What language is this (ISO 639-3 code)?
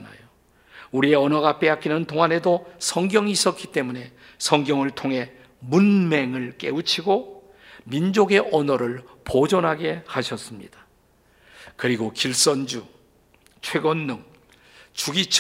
kor